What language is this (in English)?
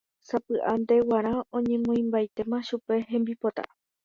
Guarani